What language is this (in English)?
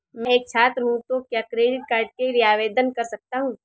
Hindi